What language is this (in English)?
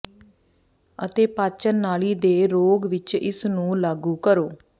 Punjabi